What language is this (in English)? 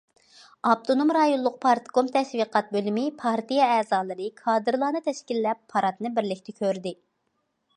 Uyghur